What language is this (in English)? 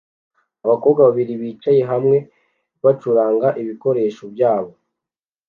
Kinyarwanda